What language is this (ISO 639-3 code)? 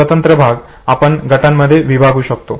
mar